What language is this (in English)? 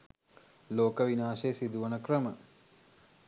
Sinhala